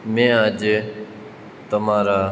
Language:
Gujarati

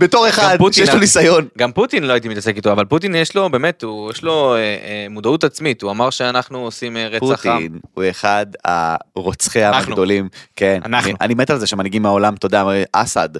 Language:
Hebrew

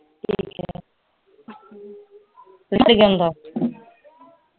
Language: Punjabi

